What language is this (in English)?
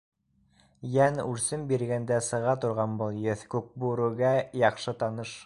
Bashkir